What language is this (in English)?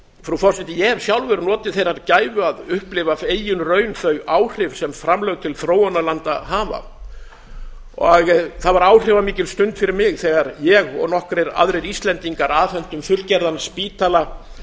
Icelandic